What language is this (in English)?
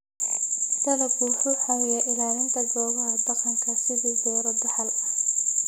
Somali